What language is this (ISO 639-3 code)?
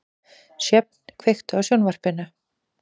isl